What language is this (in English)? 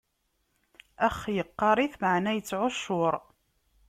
Kabyle